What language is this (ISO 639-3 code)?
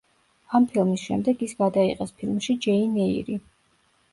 kat